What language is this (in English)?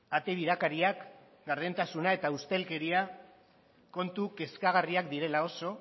Basque